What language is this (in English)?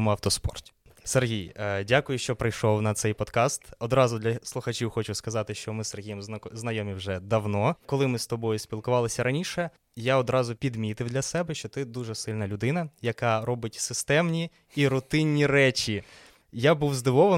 Ukrainian